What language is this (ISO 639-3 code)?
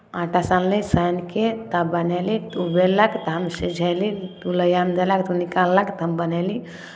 mai